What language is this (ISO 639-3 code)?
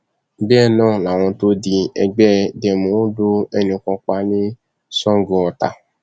yor